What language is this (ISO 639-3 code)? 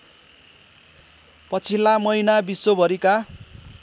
nep